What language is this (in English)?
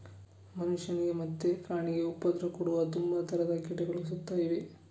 Kannada